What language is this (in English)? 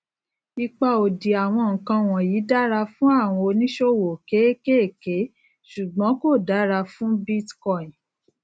Yoruba